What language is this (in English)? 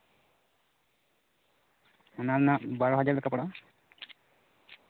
Santali